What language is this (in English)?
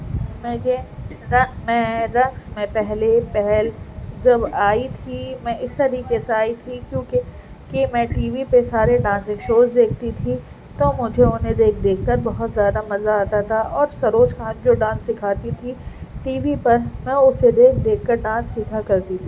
Urdu